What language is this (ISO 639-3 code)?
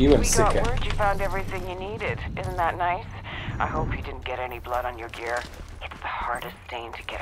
pol